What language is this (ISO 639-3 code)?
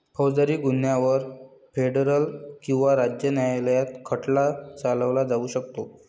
mar